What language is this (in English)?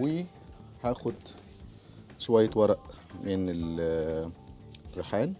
Arabic